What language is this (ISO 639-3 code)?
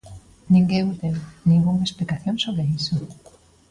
glg